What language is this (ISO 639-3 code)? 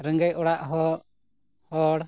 sat